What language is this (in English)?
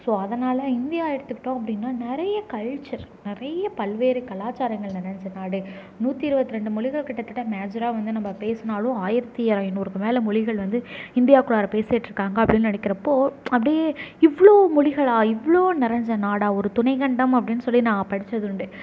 Tamil